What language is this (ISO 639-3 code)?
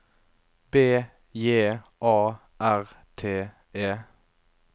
nor